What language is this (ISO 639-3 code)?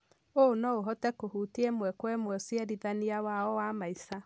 kik